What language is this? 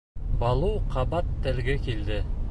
Bashkir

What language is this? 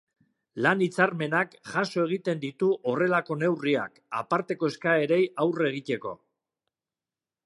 Basque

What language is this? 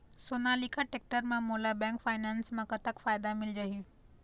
Chhattisgarhi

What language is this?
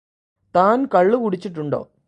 Malayalam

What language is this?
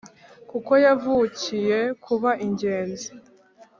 Kinyarwanda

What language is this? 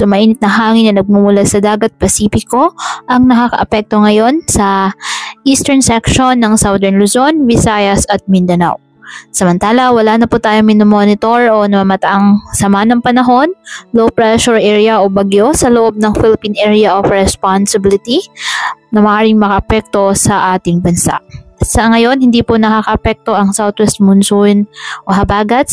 Filipino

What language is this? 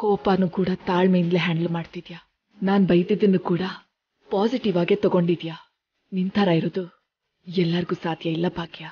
Romanian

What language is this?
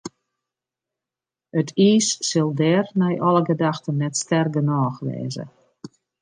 Western Frisian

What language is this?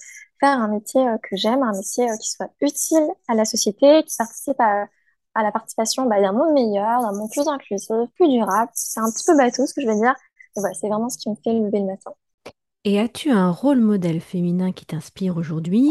French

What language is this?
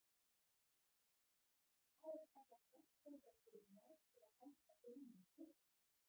Icelandic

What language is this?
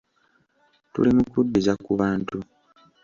Ganda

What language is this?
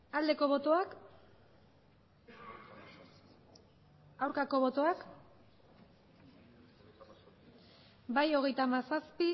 Basque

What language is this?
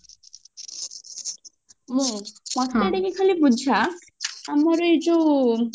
Odia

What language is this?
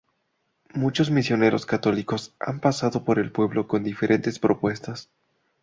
Spanish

